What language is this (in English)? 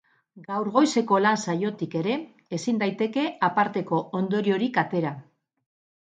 Basque